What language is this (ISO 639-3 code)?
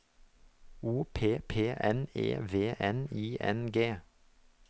nor